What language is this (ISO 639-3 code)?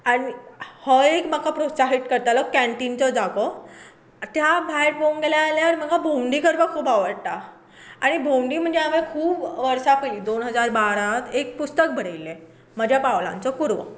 kok